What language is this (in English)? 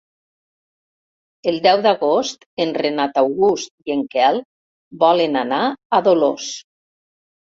Catalan